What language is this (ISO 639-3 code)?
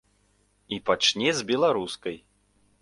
bel